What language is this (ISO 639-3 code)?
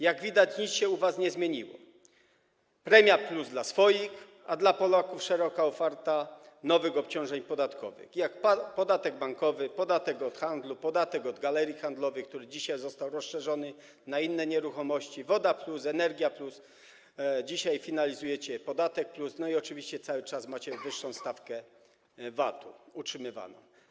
pol